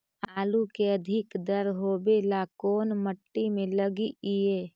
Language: Magahi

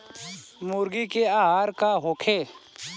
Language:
Bhojpuri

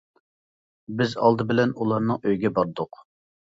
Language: Uyghur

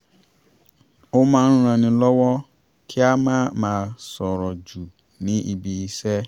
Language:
Yoruba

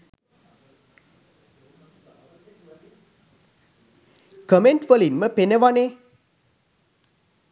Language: Sinhala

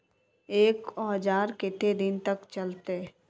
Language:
Magahi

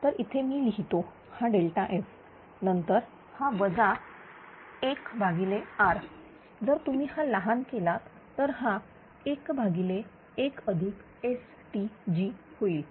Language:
Marathi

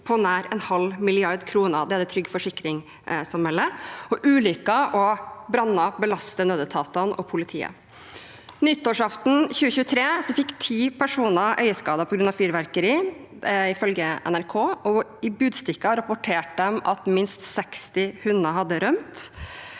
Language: Norwegian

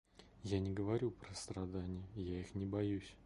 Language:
Russian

